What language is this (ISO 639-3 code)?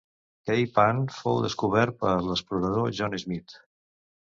cat